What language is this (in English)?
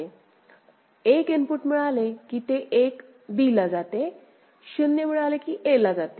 Marathi